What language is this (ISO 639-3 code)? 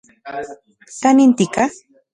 ncx